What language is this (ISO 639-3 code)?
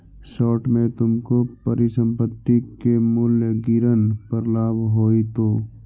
mag